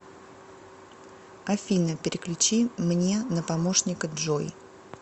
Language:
Russian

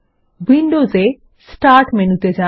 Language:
Bangla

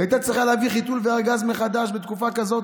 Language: Hebrew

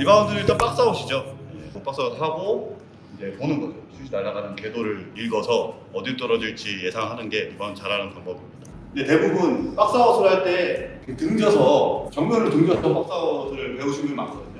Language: Korean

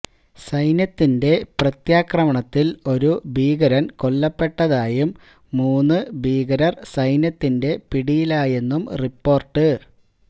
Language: Malayalam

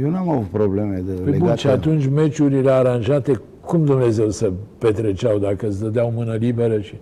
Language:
Romanian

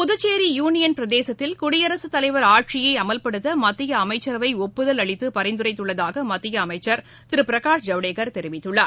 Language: Tamil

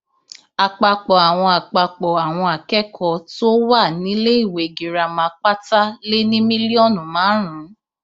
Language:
Yoruba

